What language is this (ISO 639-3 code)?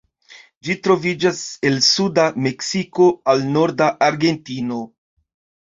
epo